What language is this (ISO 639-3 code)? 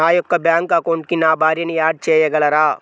tel